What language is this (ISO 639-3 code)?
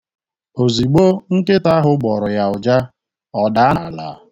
ibo